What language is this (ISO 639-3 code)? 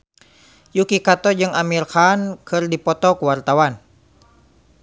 sun